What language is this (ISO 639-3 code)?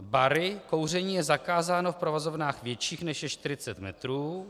ces